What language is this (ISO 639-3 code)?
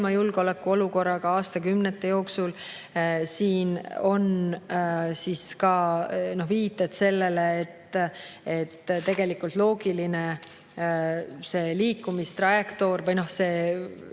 est